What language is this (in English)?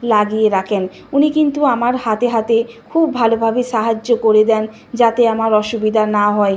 Bangla